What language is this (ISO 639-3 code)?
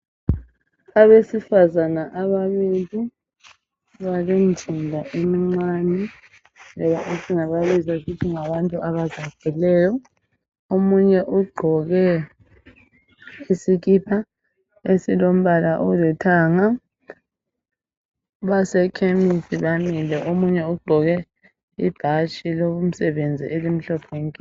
nde